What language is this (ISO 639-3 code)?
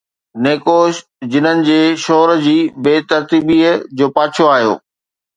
snd